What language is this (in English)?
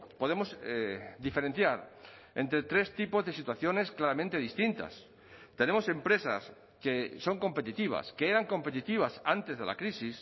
Spanish